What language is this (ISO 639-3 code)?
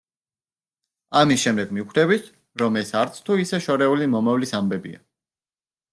kat